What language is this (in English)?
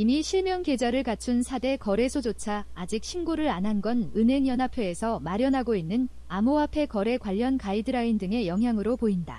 Korean